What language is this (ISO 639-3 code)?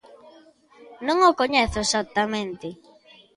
glg